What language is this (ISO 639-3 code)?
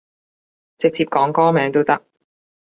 yue